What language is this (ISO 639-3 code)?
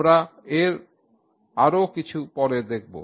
ben